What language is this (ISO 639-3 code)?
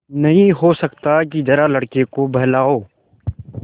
hin